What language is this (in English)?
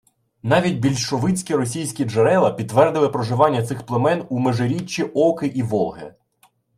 Ukrainian